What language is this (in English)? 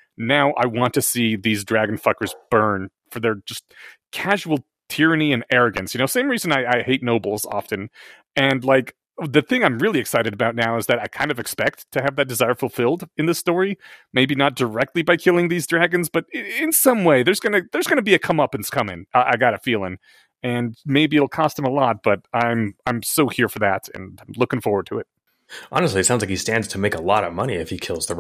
English